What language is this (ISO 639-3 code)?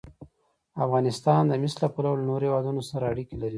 pus